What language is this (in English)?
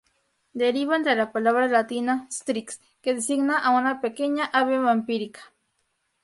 Spanish